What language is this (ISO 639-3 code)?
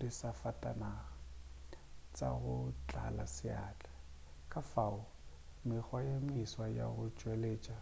nso